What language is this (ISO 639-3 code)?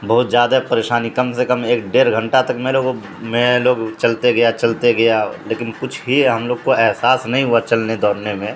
urd